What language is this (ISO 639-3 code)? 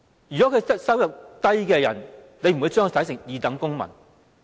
yue